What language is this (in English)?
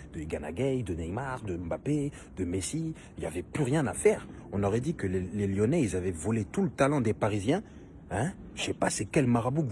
French